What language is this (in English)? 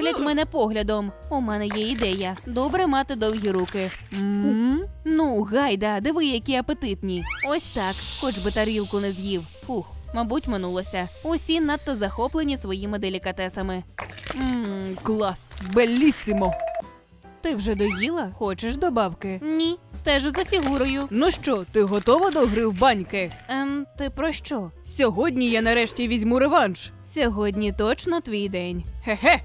Ukrainian